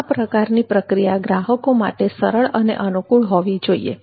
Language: Gujarati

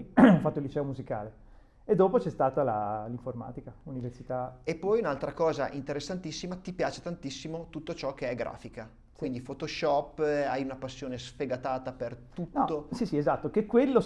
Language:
Italian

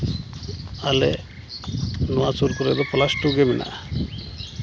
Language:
Santali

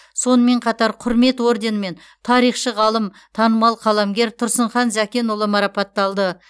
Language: Kazakh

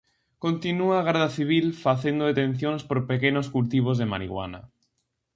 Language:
Galician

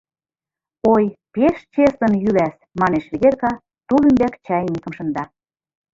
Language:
Mari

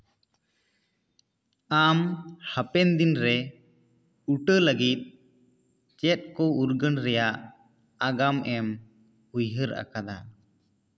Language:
Santali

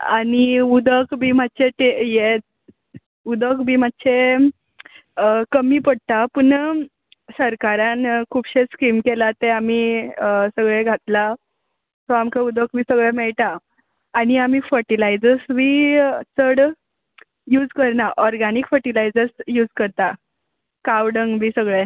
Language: Konkani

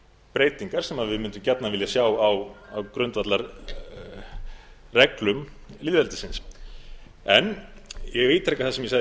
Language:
Icelandic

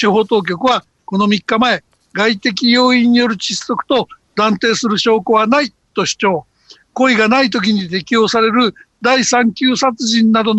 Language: Japanese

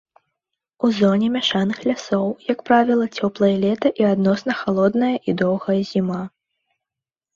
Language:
Belarusian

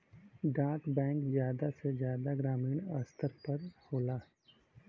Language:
Bhojpuri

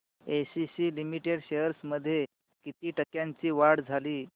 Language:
Marathi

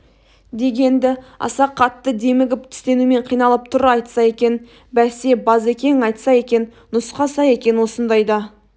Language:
Kazakh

